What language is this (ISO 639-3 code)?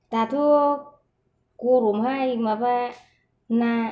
brx